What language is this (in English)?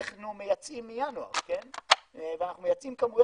Hebrew